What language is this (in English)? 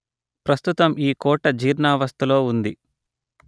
Telugu